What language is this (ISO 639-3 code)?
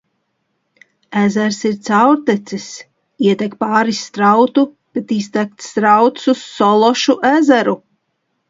lav